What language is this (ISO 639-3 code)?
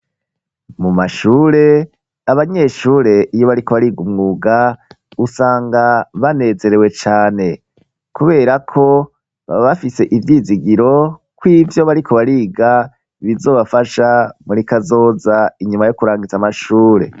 run